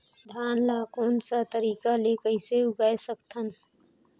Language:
Chhattisgarhi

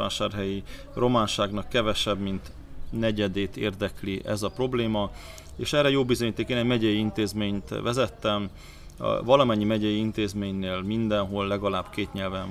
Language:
Hungarian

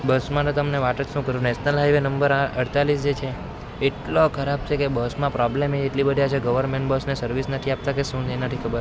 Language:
Gujarati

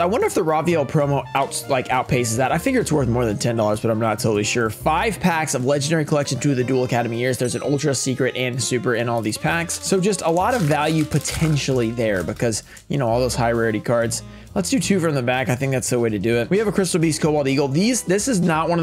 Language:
English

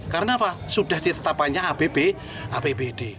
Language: Indonesian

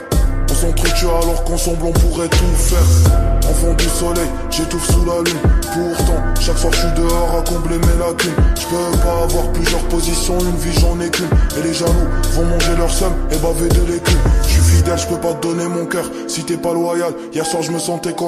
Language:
French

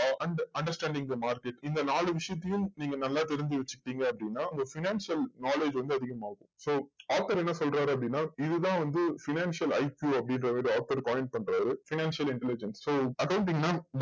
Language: Tamil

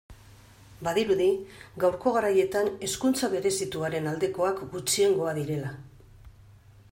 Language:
Basque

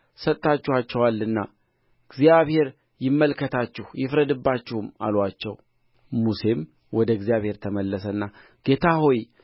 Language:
Amharic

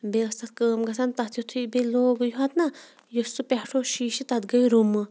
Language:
Kashmiri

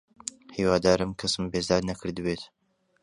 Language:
Central Kurdish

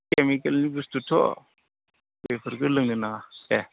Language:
Bodo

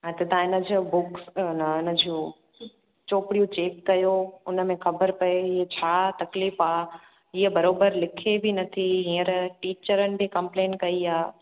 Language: Sindhi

